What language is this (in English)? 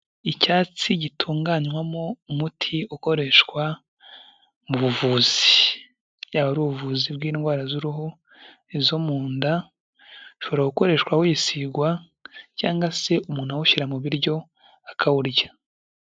Kinyarwanda